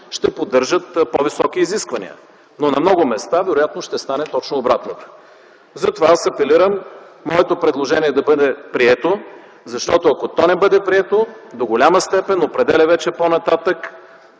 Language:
Bulgarian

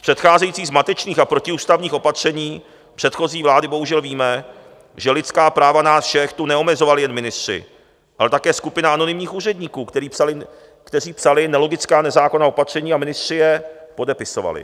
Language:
Czech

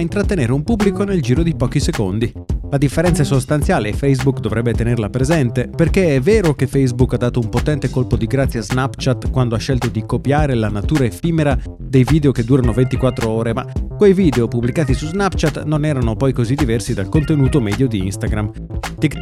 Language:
Italian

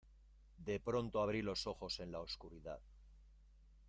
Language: Spanish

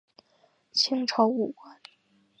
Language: Chinese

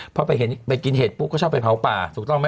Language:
Thai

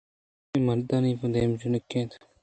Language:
Eastern Balochi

